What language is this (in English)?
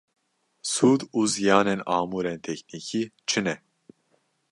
Kurdish